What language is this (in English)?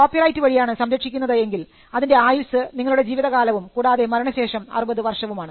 Malayalam